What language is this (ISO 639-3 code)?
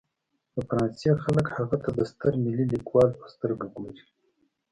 pus